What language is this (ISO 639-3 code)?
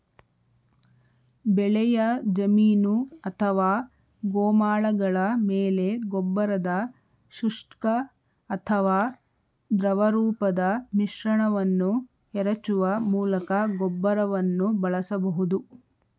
kan